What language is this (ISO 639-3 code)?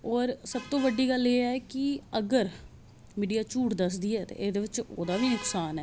doi